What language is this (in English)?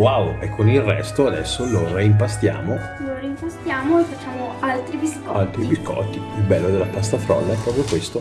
Italian